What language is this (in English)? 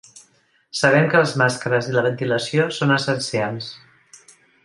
Catalan